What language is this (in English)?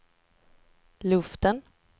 Swedish